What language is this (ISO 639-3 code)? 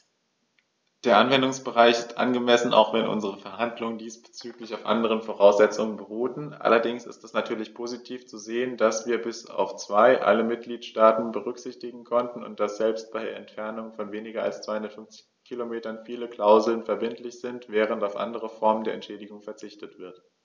deu